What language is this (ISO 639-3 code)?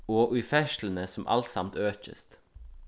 fao